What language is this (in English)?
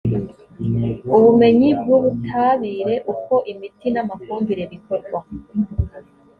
Kinyarwanda